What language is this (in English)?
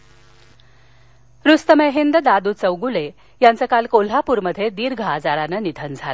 Marathi